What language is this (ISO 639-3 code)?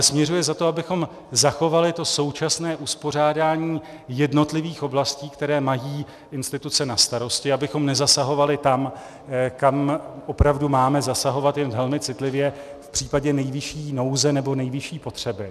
ces